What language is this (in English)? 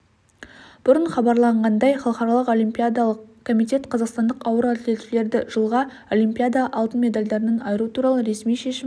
Kazakh